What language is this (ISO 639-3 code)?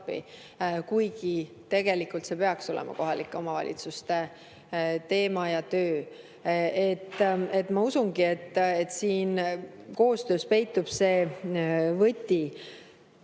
est